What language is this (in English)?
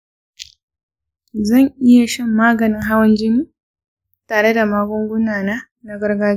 Hausa